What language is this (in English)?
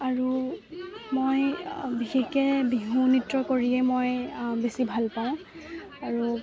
Assamese